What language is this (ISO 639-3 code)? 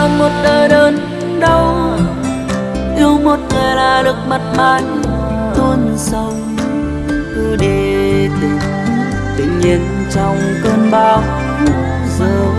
vie